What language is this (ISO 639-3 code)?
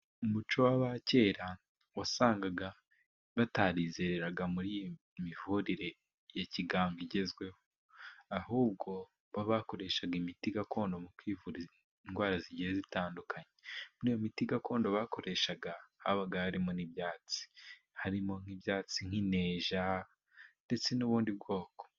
kin